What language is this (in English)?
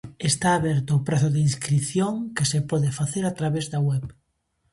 Galician